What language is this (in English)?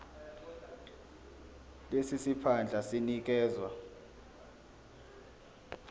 Zulu